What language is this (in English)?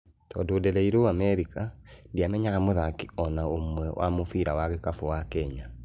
Kikuyu